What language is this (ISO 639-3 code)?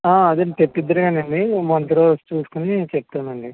tel